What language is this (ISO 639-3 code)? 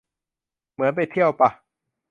tha